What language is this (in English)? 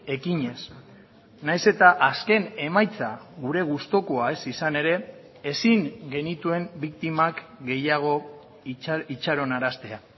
Basque